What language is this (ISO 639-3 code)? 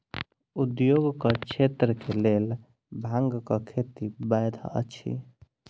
mai